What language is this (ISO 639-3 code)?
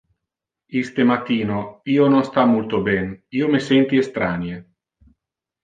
ina